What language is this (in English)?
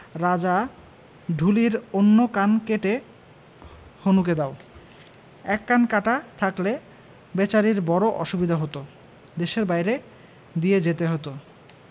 Bangla